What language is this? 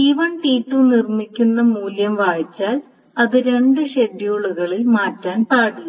Malayalam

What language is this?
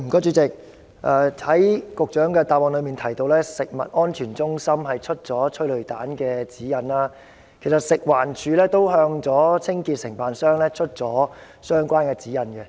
Cantonese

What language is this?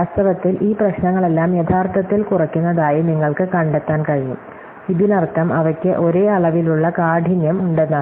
Malayalam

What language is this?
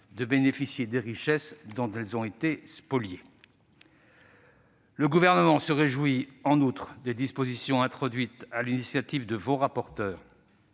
French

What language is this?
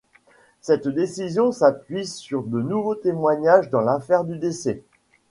French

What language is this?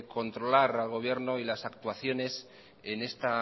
Spanish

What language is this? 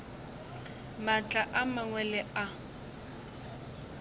Northern Sotho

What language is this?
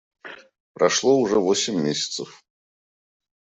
Russian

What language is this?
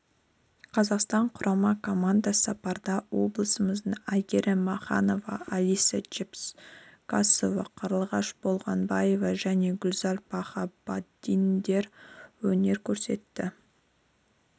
Kazakh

